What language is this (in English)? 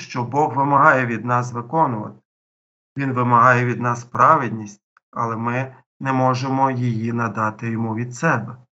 Ukrainian